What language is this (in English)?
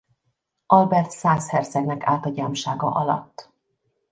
Hungarian